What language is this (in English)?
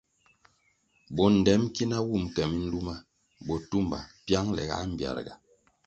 Kwasio